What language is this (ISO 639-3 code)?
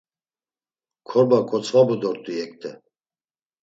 lzz